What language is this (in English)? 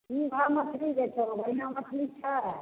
Maithili